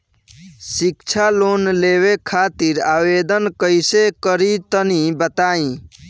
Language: Bhojpuri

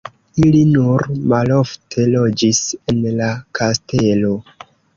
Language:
Esperanto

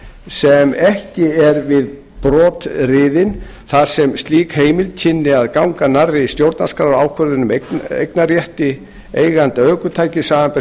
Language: Icelandic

